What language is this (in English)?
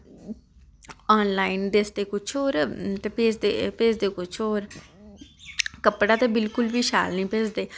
Dogri